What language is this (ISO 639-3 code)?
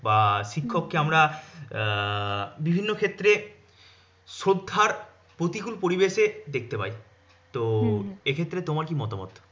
ben